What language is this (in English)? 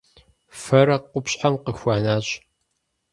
Kabardian